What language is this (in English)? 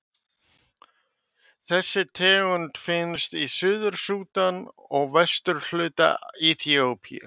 Icelandic